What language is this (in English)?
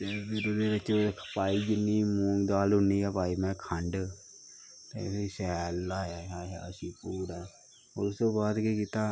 Dogri